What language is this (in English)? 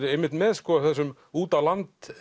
Icelandic